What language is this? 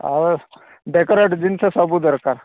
Odia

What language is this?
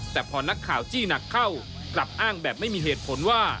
Thai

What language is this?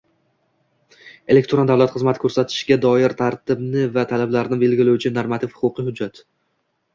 Uzbek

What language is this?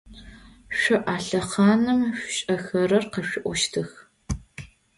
Adyghe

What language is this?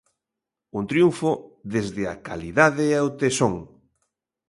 Galician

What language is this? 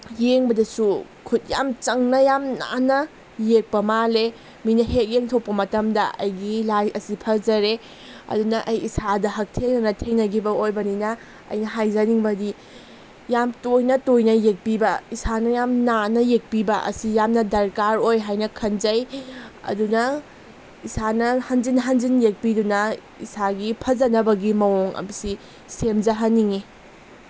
Manipuri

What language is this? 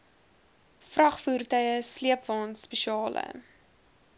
Afrikaans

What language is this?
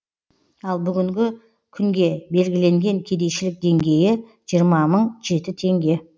Kazakh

